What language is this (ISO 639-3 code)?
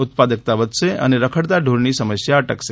guj